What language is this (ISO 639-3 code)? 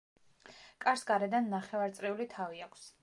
kat